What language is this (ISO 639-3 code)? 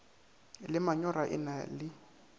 nso